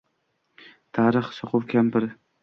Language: Uzbek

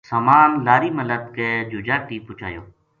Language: Gujari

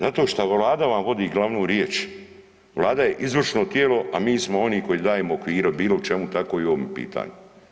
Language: Croatian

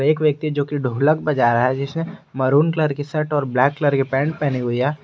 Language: Hindi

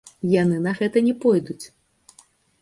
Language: Belarusian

